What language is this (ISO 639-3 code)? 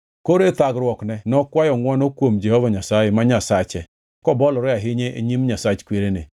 luo